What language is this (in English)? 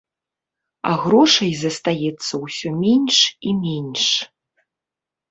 Belarusian